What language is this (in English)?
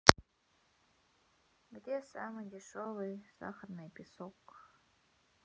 Russian